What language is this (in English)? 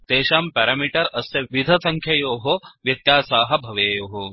Sanskrit